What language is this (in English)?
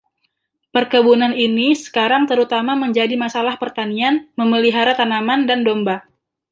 Indonesian